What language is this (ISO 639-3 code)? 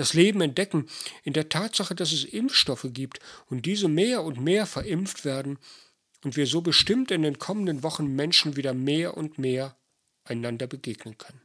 deu